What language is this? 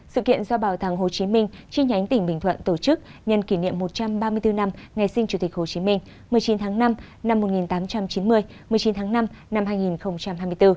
Vietnamese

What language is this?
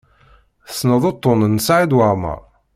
Kabyle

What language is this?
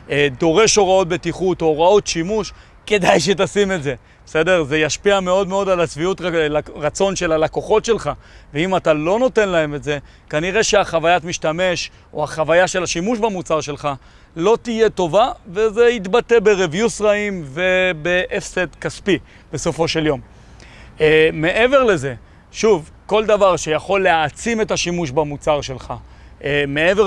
Hebrew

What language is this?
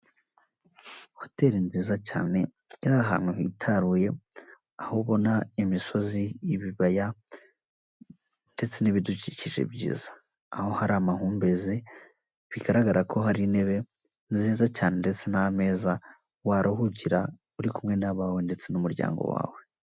Kinyarwanda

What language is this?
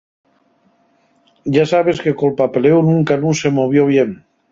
Asturian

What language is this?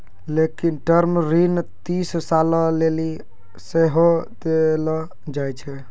Maithili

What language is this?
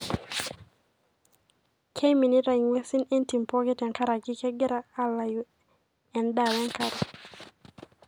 Masai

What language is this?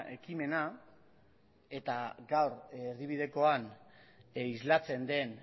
Basque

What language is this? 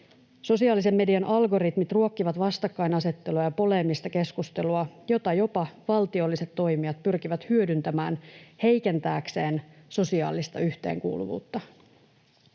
Finnish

